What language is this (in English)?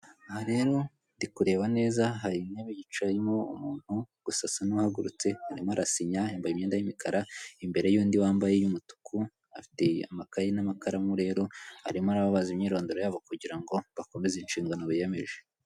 Kinyarwanda